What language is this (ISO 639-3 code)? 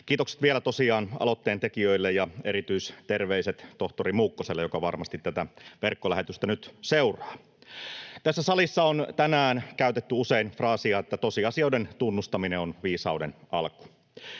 fin